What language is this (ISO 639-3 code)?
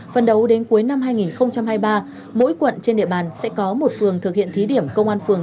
vie